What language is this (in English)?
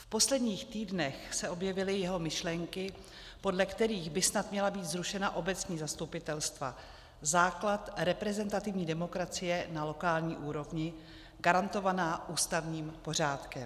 Czech